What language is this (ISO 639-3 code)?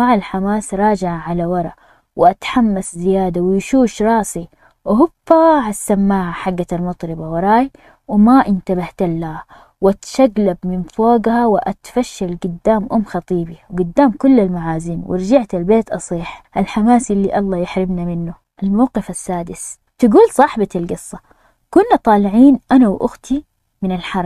ara